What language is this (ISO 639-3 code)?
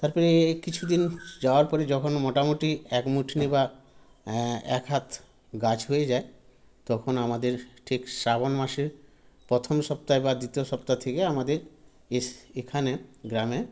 ben